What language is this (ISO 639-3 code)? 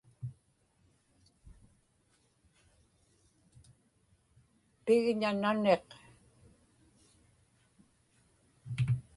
ipk